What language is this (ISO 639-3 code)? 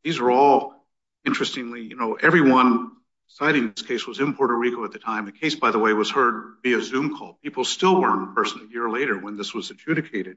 eng